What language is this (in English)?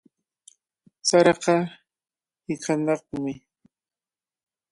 Cajatambo North Lima Quechua